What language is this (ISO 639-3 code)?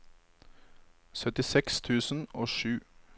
nor